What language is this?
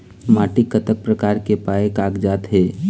Chhattisgarhi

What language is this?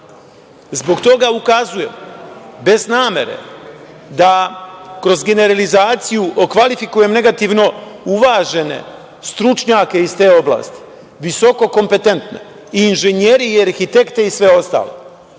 Serbian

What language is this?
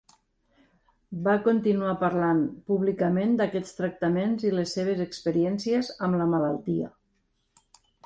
Catalan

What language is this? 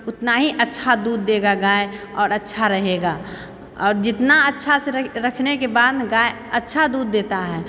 Maithili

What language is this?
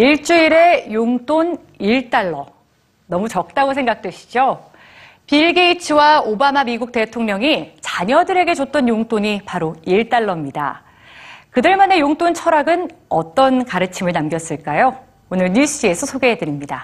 Korean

